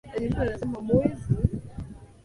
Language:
Swahili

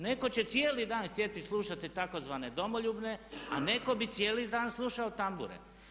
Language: Croatian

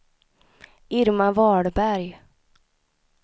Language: Swedish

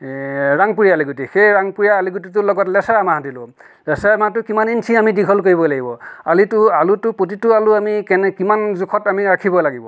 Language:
Assamese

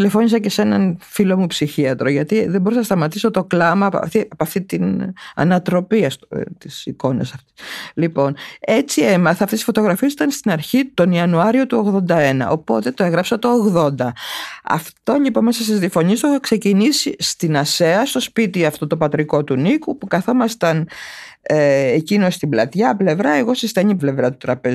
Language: Greek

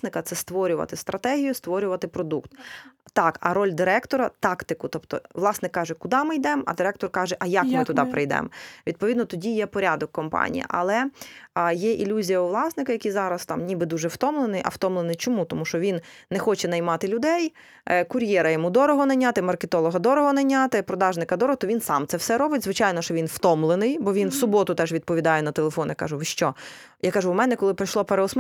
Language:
Ukrainian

